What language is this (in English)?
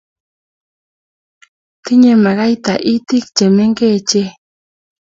Kalenjin